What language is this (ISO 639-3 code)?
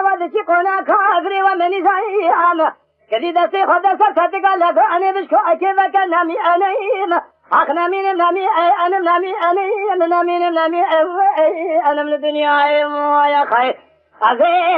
tur